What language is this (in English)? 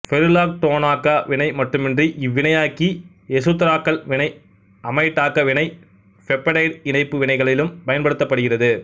Tamil